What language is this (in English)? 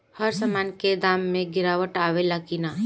Bhojpuri